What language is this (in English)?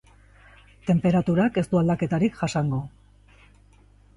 Basque